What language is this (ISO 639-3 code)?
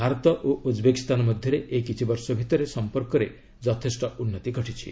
ori